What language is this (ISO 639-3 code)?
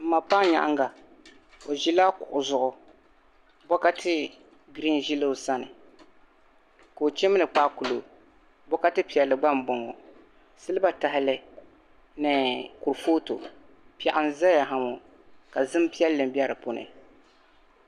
dag